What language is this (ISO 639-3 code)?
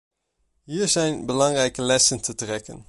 nld